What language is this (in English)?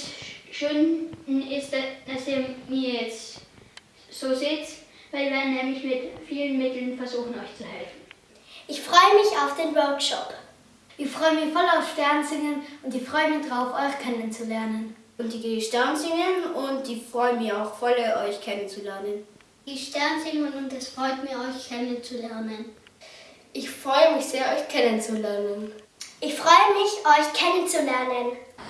German